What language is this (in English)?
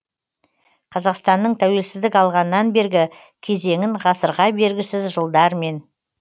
Kazakh